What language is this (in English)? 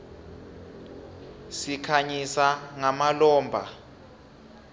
South Ndebele